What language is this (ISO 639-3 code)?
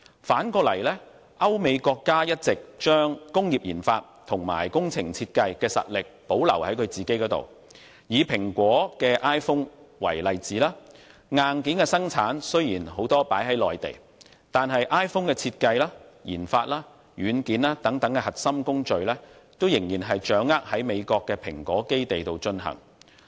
yue